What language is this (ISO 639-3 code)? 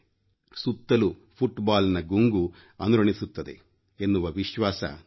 kan